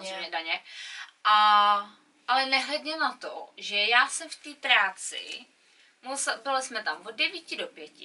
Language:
Czech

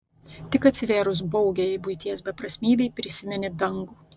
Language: Lithuanian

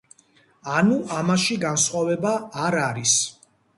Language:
Georgian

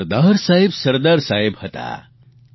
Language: Gujarati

